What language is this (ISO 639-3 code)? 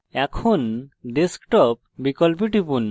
ben